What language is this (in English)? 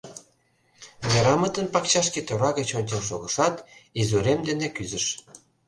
Mari